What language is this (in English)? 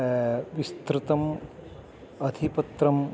Sanskrit